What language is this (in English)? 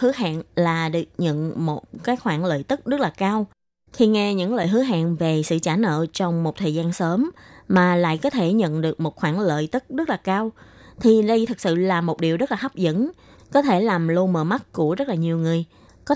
Vietnamese